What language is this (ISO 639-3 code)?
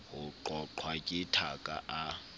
sot